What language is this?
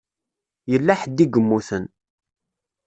Kabyle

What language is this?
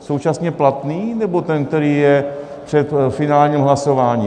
Czech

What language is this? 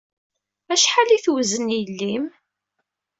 Kabyle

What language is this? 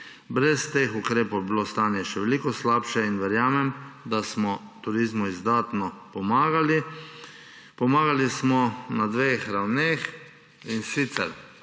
Slovenian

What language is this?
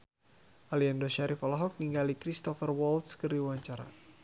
Sundanese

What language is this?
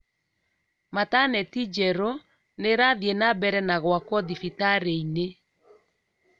Kikuyu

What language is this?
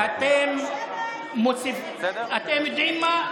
Hebrew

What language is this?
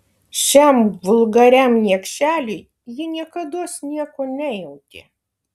Lithuanian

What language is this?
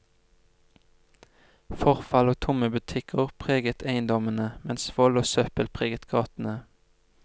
Norwegian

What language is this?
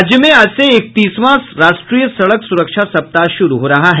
Hindi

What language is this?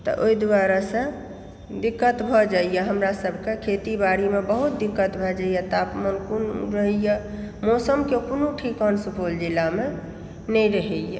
Maithili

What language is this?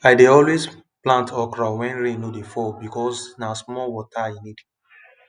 Nigerian Pidgin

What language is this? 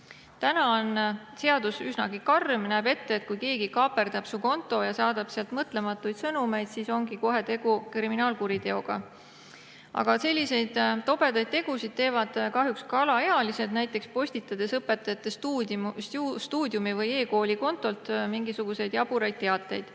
Estonian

